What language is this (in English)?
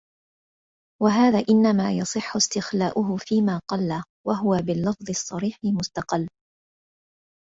Arabic